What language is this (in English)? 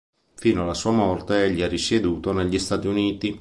Italian